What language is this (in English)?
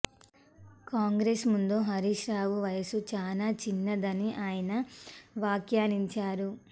Telugu